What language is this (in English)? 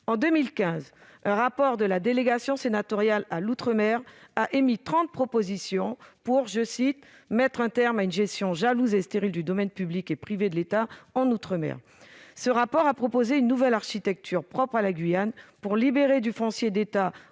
French